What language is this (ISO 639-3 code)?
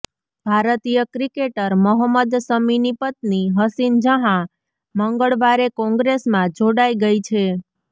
guj